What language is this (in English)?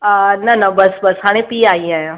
Sindhi